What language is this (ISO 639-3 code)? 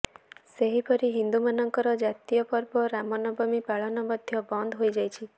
ori